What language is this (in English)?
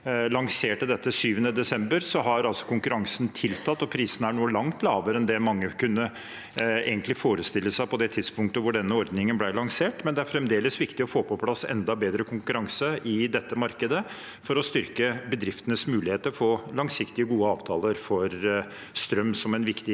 Norwegian